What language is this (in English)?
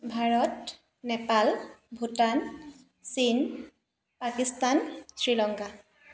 Assamese